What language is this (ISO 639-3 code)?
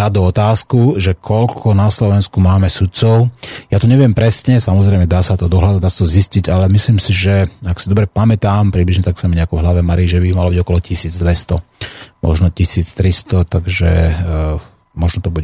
slk